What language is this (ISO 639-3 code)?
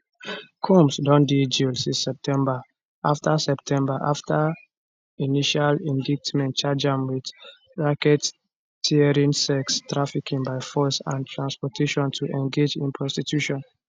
pcm